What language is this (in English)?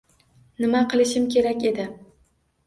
Uzbek